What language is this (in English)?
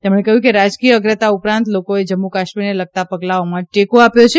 Gujarati